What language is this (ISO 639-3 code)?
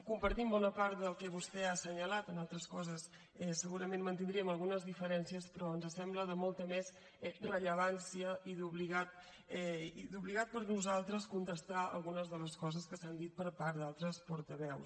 cat